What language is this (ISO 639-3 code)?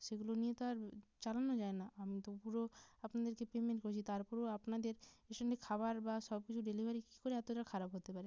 ben